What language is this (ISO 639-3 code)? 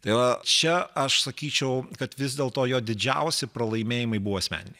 lit